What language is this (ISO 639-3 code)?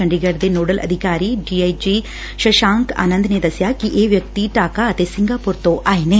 pan